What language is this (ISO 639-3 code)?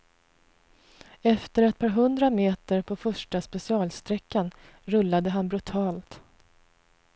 swe